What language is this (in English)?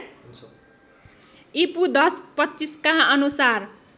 Nepali